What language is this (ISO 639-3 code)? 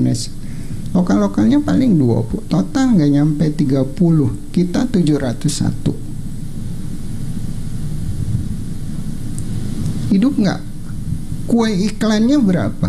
ind